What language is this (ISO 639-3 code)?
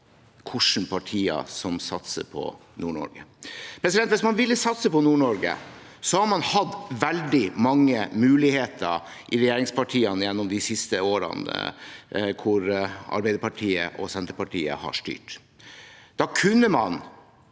nor